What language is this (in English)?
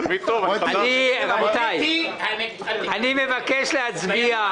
Hebrew